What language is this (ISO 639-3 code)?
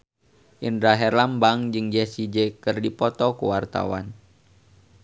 sun